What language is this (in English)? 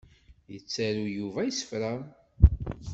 Kabyle